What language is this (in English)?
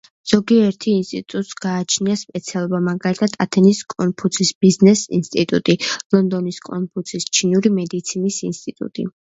Georgian